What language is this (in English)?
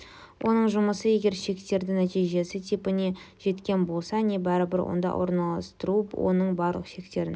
Kazakh